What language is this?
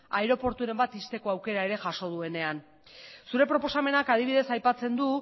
Basque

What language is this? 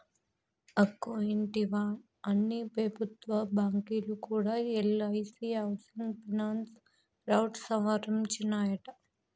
Telugu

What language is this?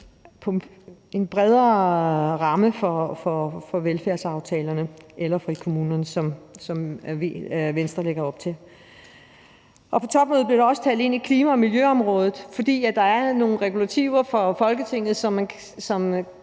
Danish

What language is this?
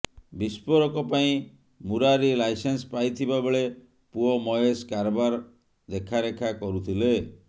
Odia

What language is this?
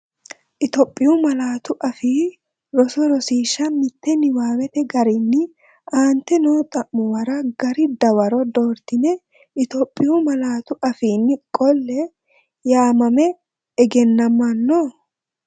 Sidamo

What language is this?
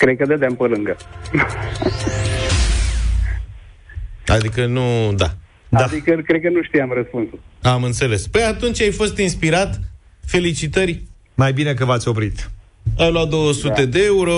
Romanian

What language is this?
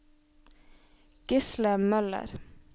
Norwegian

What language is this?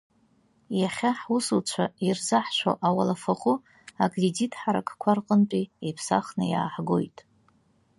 Abkhazian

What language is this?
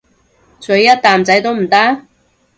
Cantonese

